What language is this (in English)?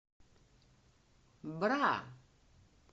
Russian